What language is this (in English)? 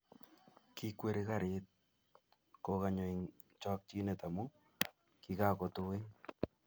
Kalenjin